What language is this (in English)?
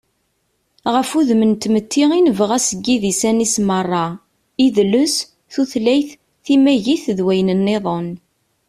Kabyle